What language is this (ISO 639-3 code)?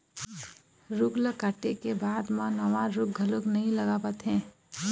hne